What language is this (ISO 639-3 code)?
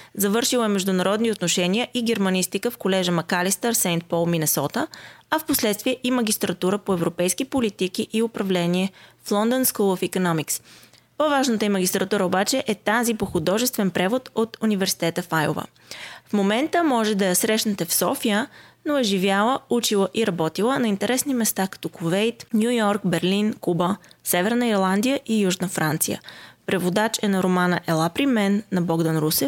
bul